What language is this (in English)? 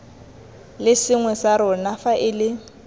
Tswana